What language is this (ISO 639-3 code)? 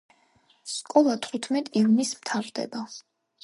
kat